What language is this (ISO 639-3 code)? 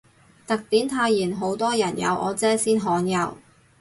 yue